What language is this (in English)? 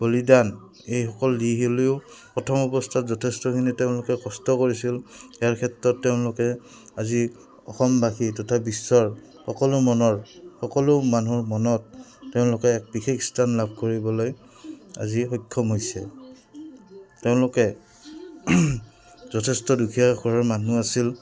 Assamese